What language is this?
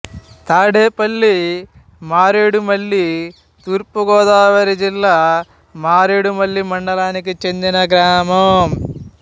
Telugu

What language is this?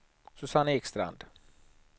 Swedish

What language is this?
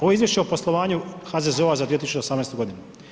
Croatian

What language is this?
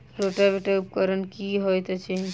Maithili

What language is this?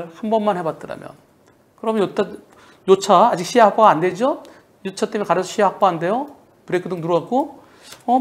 Korean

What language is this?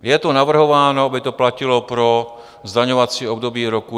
Czech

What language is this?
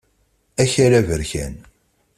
Kabyle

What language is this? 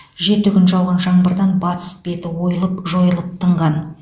Kazakh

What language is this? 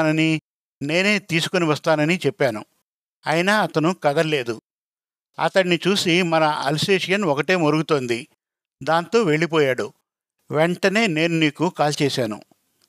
Telugu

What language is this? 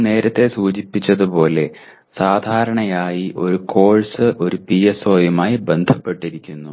Malayalam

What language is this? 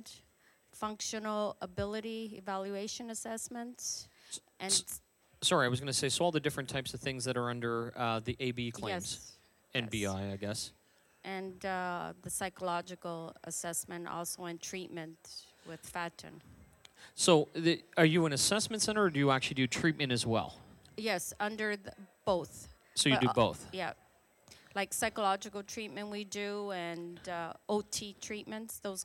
English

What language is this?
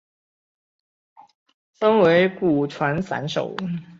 Chinese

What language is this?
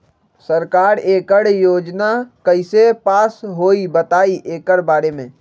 Magahi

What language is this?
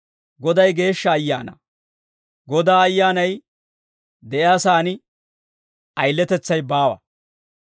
Dawro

